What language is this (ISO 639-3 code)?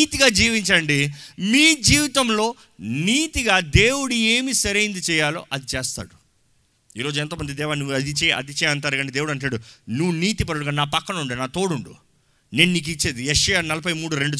tel